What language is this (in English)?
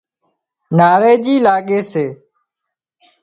Wadiyara Koli